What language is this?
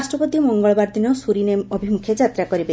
Odia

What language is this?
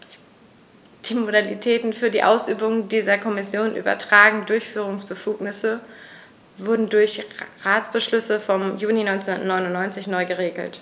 German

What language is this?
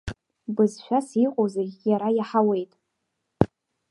Abkhazian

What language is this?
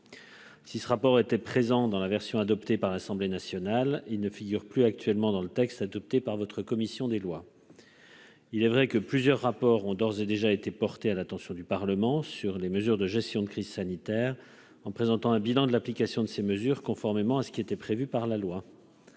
French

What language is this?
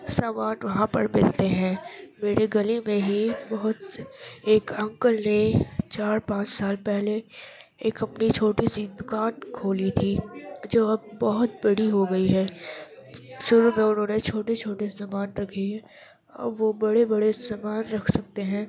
Urdu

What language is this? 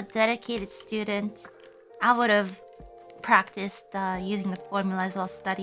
English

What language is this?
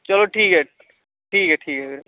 Dogri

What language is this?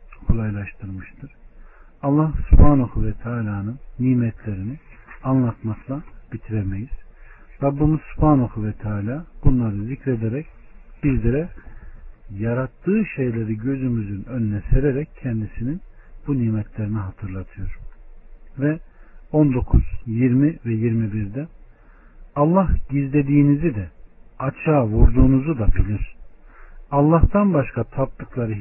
Turkish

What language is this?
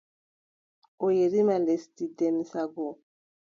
Adamawa Fulfulde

